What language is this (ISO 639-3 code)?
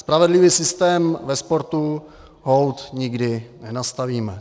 ces